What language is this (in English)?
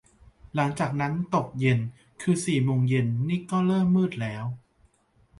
Thai